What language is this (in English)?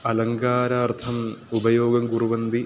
Sanskrit